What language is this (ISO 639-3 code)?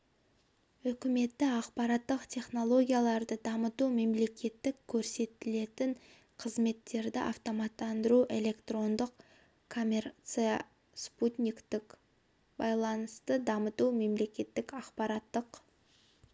kaz